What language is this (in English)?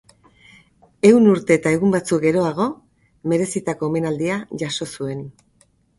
Basque